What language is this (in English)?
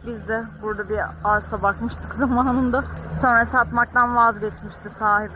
Turkish